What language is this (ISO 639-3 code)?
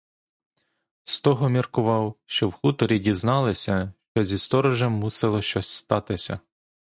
ukr